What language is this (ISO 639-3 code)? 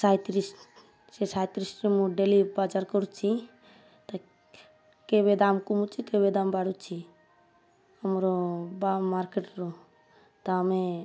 ori